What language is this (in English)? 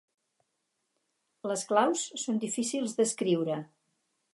Catalan